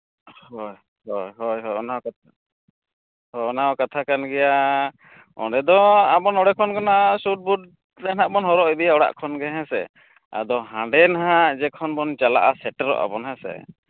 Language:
Santali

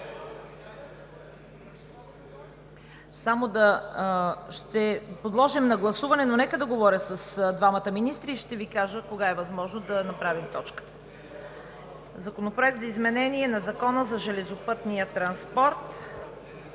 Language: Bulgarian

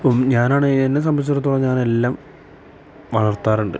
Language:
Malayalam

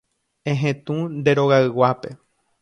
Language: Guarani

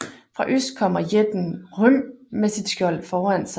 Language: Danish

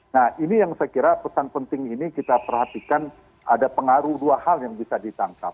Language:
Indonesian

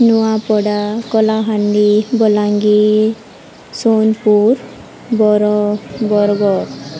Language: Odia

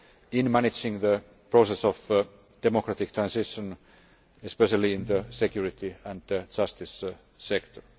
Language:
English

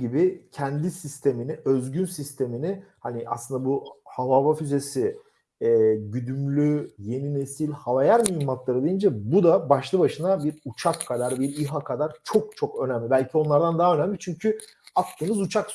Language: Turkish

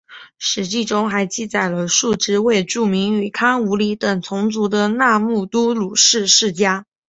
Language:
Chinese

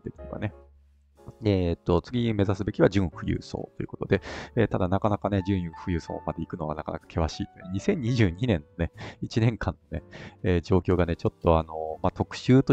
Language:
Japanese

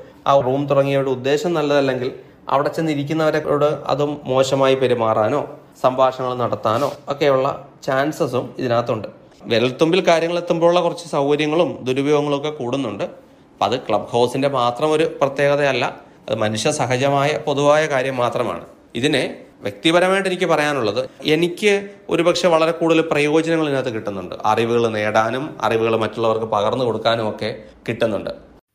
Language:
Malayalam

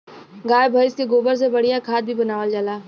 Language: Bhojpuri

